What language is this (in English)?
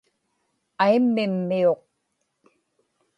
Inupiaq